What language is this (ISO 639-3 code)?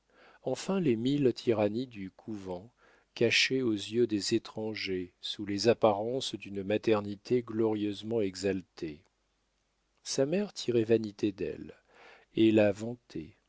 fra